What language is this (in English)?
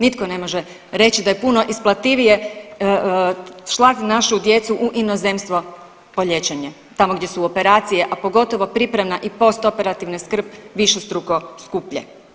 Croatian